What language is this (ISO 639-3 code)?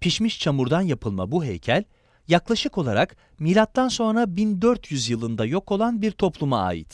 tur